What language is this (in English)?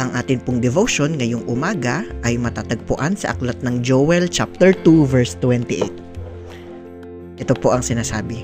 Filipino